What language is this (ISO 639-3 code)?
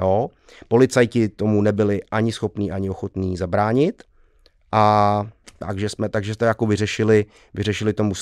ces